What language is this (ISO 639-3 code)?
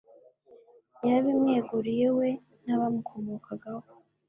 kin